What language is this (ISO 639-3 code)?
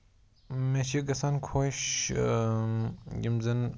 kas